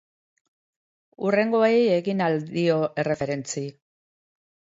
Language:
Basque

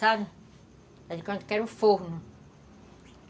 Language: Portuguese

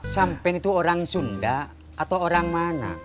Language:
Indonesian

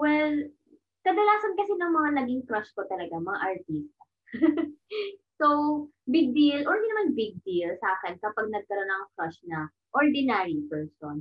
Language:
Filipino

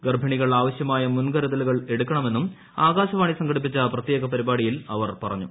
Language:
Malayalam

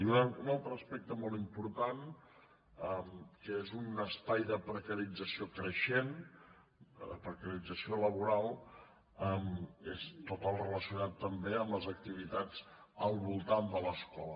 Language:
Catalan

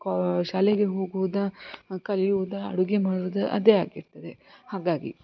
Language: Kannada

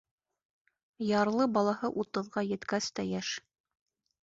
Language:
Bashkir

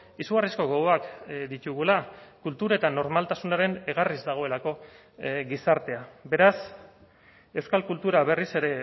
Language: Basque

